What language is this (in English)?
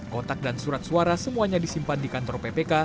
Indonesian